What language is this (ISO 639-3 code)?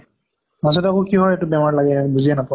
asm